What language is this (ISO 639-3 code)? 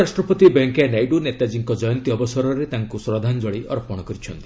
ori